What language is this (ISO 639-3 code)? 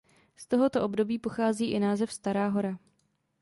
ces